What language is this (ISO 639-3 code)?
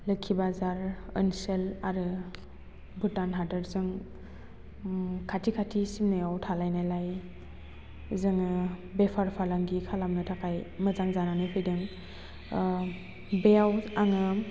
brx